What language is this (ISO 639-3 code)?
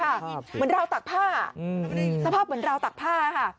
tha